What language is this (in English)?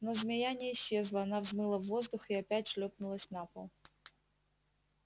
Russian